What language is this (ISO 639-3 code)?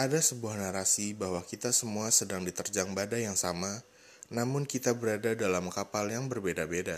ind